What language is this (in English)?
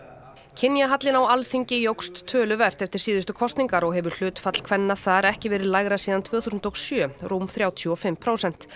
Icelandic